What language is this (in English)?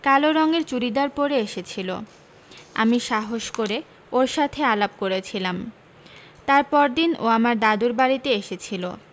Bangla